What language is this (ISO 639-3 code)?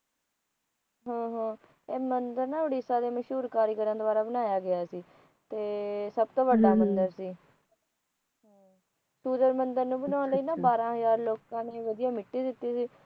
pan